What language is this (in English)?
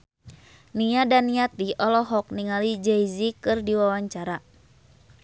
Sundanese